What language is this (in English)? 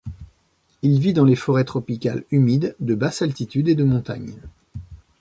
French